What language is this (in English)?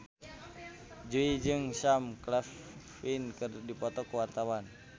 Sundanese